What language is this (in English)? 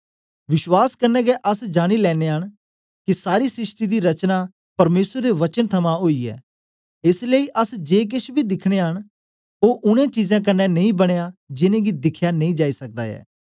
Dogri